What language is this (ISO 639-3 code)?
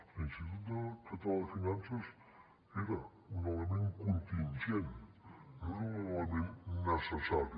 cat